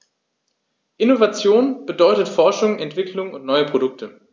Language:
German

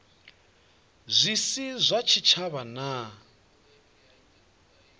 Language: Venda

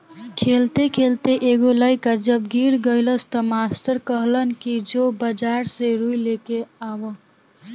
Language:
Bhojpuri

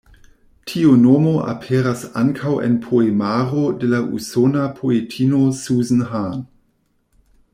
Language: Esperanto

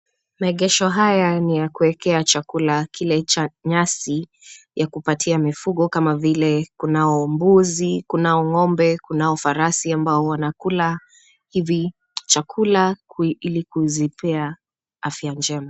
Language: Swahili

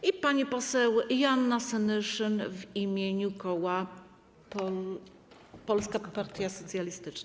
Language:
Polish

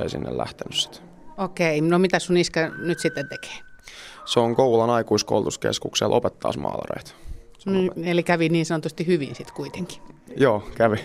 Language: Finnish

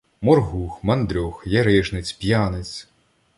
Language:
Ukrainian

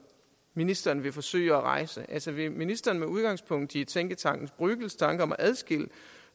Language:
Danish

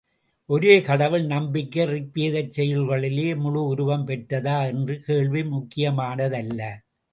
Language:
Tamil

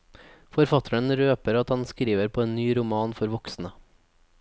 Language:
Norwegian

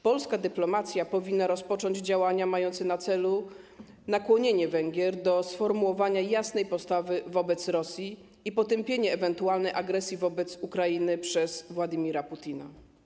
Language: Polish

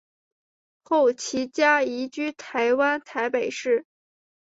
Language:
Chinese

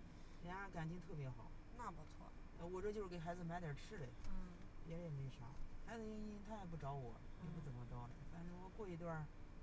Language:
Chinese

